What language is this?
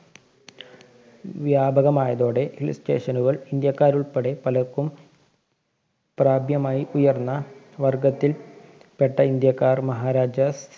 Malayalam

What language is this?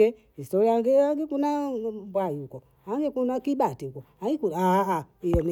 Bondei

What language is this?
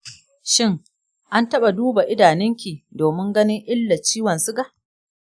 Hausa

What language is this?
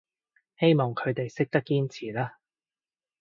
Cantonese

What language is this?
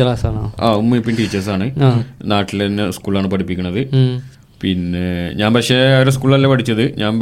Malayalam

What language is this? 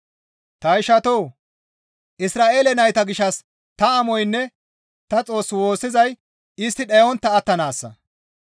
Gamo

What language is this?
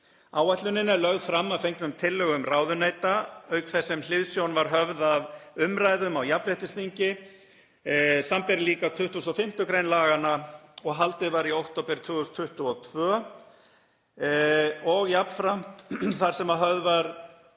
Icelandic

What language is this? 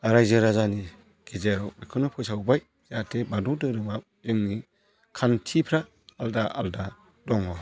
Bodo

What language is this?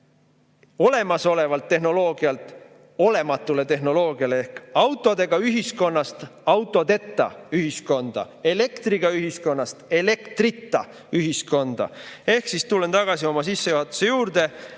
Estonian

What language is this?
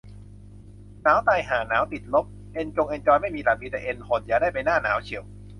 Thai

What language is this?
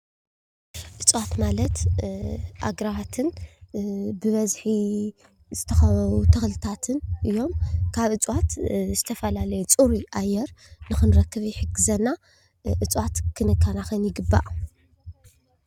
Tigrinya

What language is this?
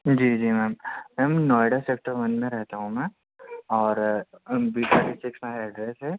Urdu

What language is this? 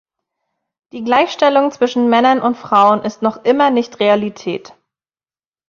German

